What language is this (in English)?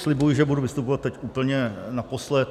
Czech